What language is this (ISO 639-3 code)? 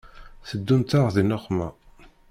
kab